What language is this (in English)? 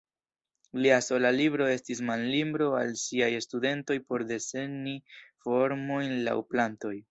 Esperanto